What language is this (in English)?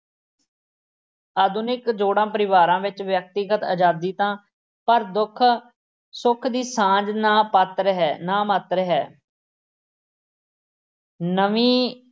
Punjabi